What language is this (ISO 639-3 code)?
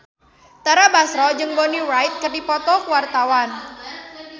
sun